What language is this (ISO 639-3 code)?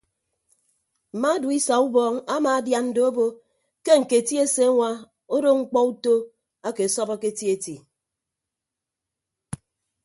ibb